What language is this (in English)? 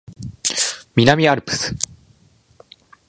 Japanese